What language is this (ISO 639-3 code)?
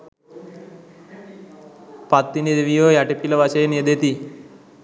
sin